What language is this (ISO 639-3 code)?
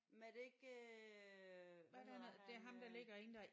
dan